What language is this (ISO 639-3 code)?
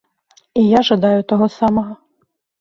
bel